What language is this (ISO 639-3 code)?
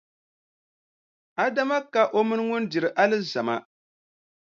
dag